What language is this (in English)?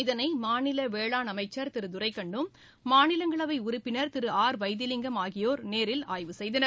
Tamil